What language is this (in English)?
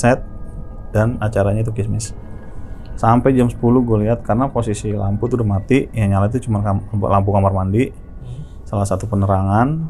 Indonesian